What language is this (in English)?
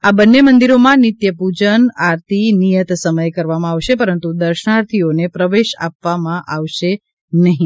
Gujarati